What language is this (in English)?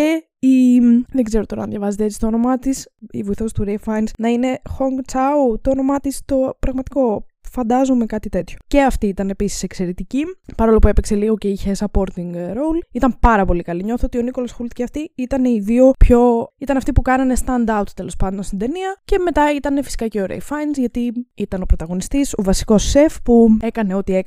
Greek